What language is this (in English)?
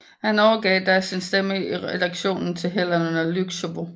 Danish